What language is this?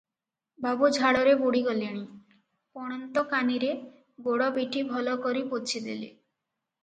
Odia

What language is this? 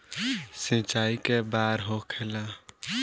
Bhojpuri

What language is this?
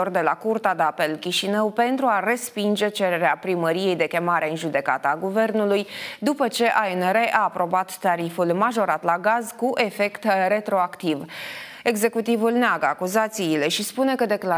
Romanian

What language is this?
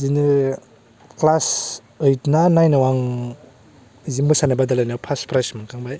Bodo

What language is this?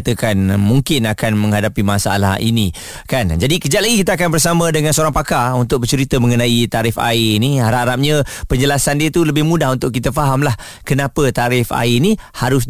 Malay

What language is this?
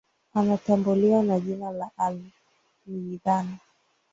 Swahili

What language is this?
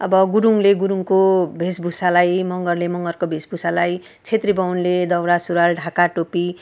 Nepali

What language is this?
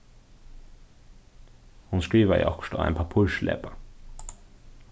Faroese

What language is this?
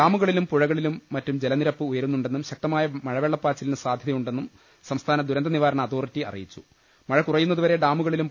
Malayalam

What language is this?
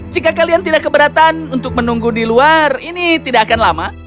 Indonesian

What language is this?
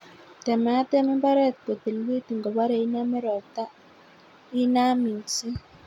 Kalenjin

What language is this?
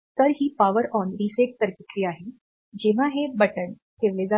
Marathi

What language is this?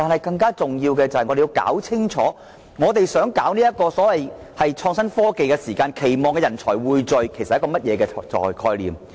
Cantonese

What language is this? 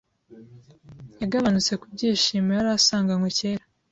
Kinyarwanda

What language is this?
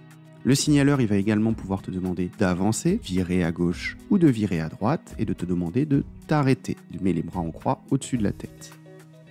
French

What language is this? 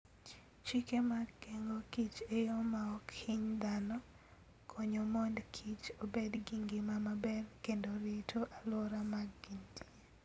Luo (Kenya and Tanzania)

